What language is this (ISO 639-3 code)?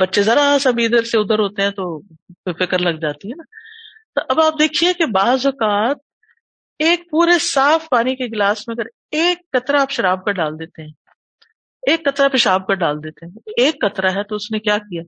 urd